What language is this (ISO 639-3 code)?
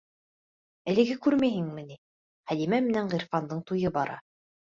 bak